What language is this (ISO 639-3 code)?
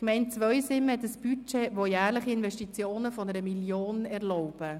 gsw